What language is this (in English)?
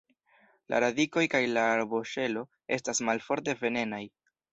Esperanto